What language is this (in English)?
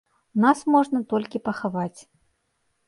Belarusian